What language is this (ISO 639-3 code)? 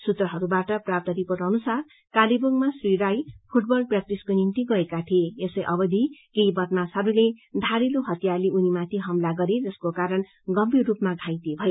nep